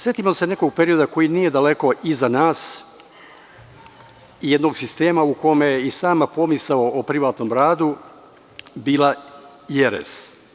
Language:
Serbian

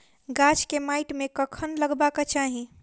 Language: Maithili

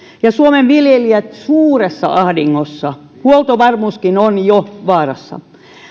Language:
Finnish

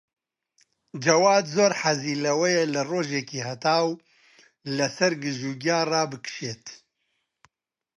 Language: Central Kurdish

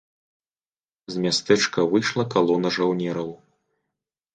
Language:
Belarusian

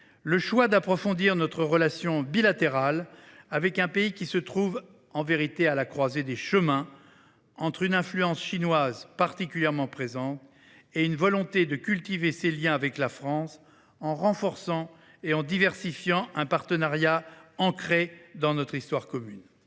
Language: French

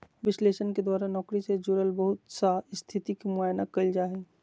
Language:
Magahi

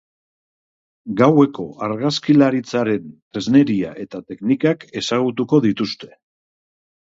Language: Basque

